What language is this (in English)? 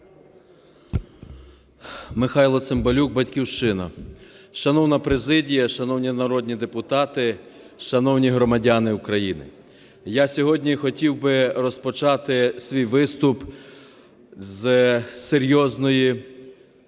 Ukrainian